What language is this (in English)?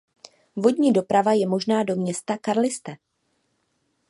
Czech